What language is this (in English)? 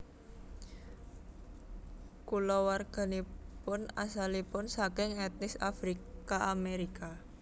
Javanese